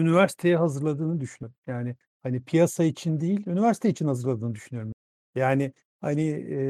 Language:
Turkish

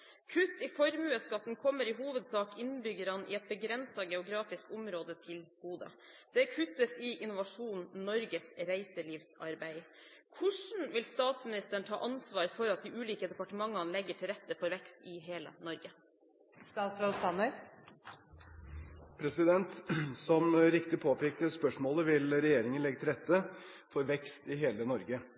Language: Norwegian Bokmål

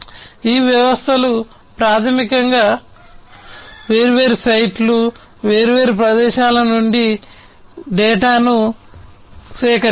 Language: Telugu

